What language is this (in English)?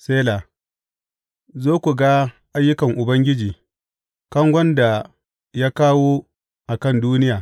Hausa